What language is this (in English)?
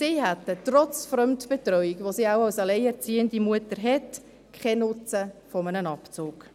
Swiss German